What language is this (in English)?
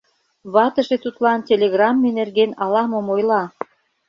Mari